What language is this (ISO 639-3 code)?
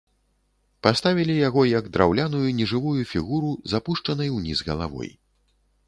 bel